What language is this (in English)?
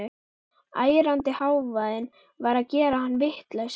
Icelandic